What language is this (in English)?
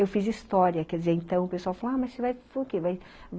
Portuguese